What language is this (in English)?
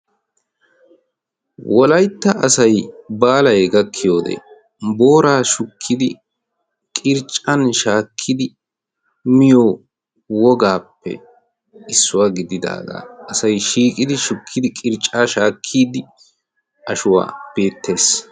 Wolaytta